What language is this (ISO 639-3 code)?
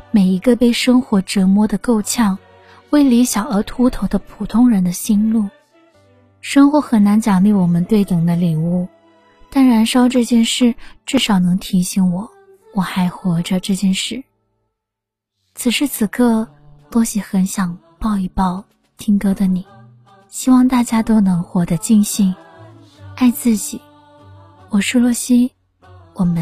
zho